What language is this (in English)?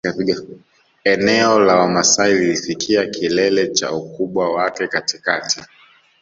Swahili